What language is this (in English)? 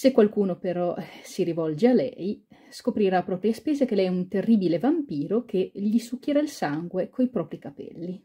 Italian